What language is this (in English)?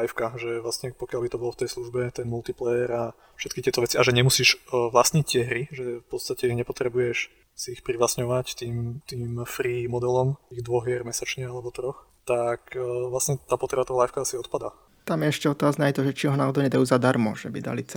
Slovak